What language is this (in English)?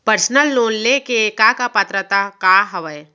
Chhattisgarhi